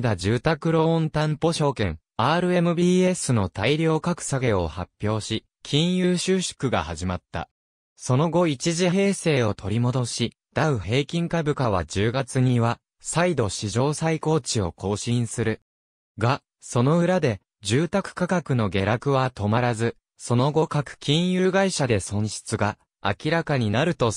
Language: Japanese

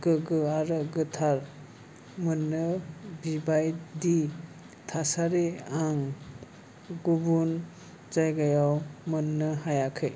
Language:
Bodo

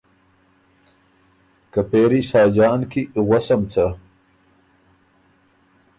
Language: Ormuri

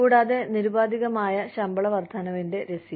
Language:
Malayalam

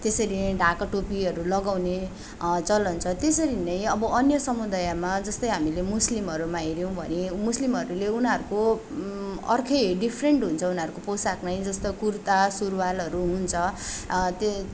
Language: Nepali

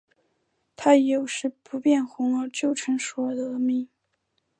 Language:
Chinese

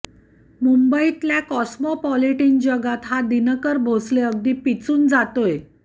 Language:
Marathi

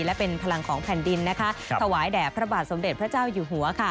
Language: Thai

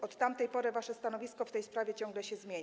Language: Polish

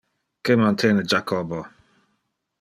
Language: Interlingua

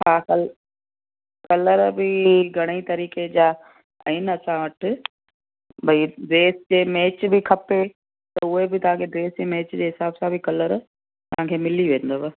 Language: Sindhi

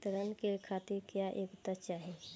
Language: Bhojpuri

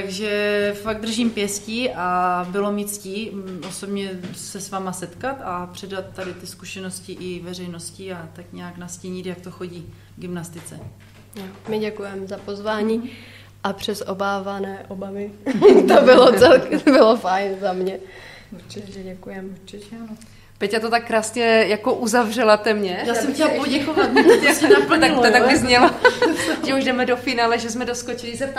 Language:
Czech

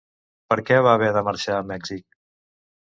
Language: Catalan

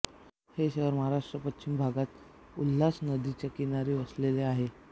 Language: Marathi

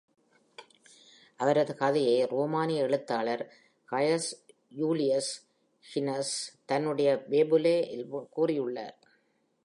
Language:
Tamil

